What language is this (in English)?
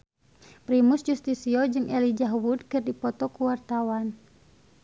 Sundanese